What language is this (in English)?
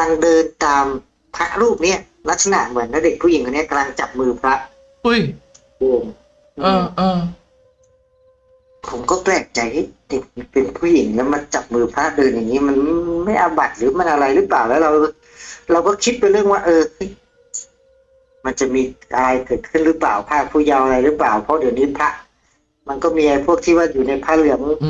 Thai